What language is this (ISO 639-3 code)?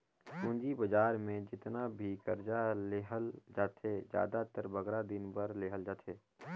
hne